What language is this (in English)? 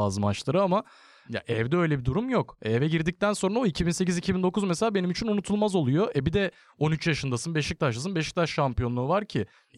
Turkish